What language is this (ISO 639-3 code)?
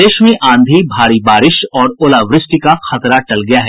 hin